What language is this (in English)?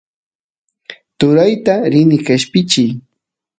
Santiago del Estero Quichua